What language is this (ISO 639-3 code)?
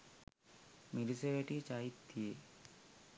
sin